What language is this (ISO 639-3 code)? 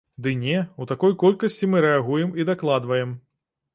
bel